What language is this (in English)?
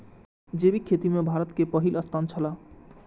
Maithili